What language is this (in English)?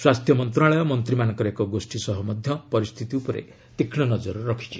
Odia